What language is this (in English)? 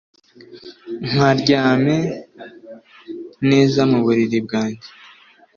Kinyarwanda